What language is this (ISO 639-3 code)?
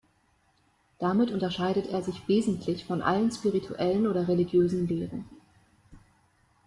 deu